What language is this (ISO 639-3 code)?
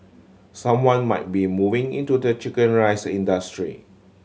eng